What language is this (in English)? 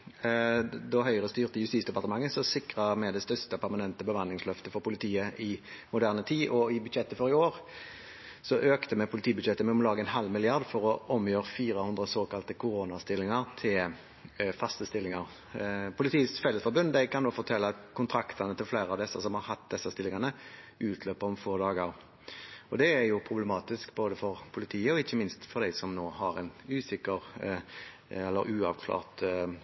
Norwegian Bokmål